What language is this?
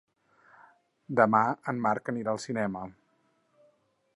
Catalan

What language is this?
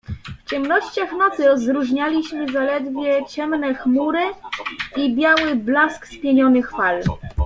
Polish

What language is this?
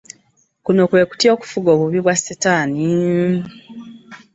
Ganda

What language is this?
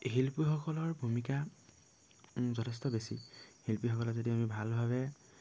Assamese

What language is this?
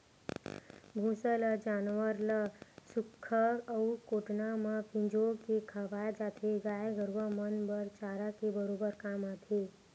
Chhattisgarhi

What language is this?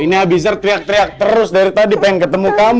Indonesian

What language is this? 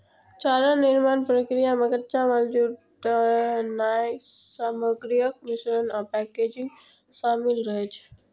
Maithili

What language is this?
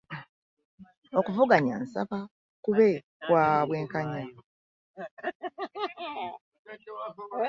Ganda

